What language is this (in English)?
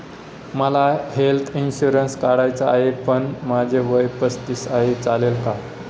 Marathi